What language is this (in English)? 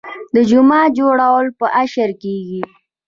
Pashto